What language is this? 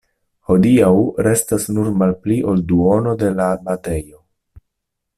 Esperanto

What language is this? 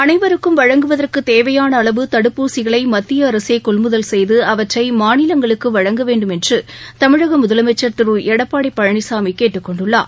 Tamil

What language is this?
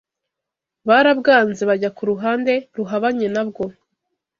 Kinyarwanda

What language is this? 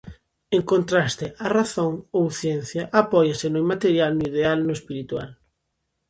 Galician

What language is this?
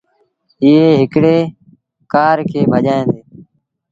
Sindhi Bhil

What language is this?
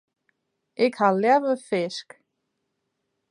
Western Frisian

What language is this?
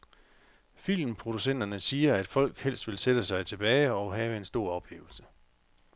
Danish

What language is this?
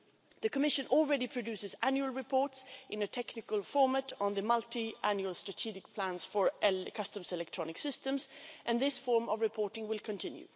English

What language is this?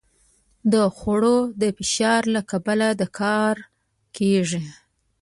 Pashto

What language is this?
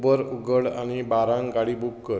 Konkani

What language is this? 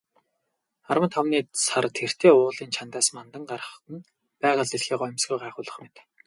Mongolian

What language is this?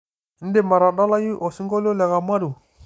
Masai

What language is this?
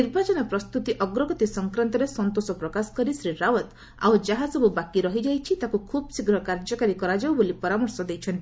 Odia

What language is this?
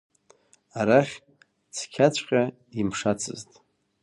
Abkhazian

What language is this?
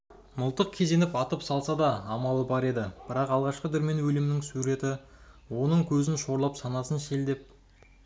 Kazakh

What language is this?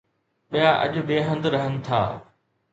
Sindhi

